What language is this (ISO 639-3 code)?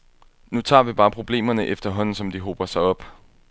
dan